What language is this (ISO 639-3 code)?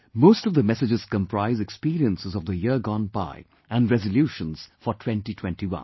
eng